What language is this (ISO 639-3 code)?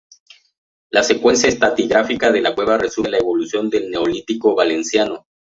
spa